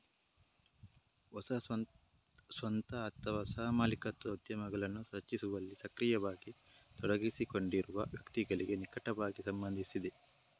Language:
Kannada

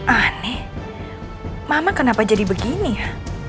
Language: Indonesian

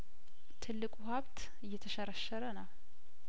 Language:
Amharic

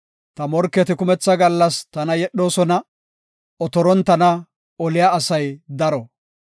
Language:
Gofa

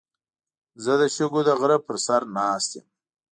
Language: Pashto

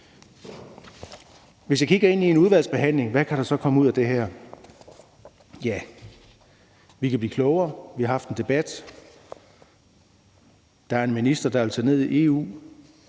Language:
Danish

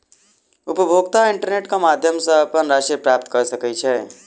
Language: Maithili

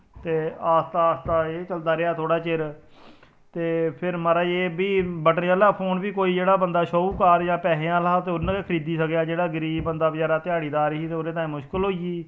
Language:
Dogri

